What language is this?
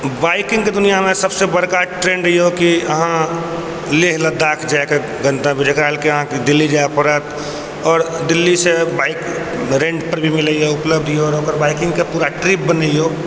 Maithili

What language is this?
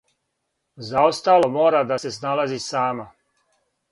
Serbian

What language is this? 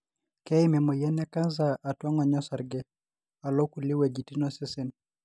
Masai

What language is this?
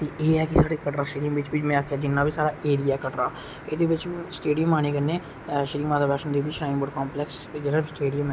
Dogri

